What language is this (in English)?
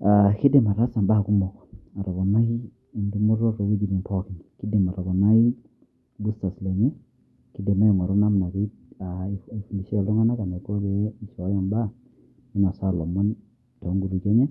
Masai